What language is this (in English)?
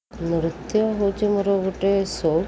Odia